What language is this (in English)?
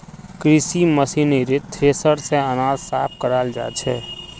Magahi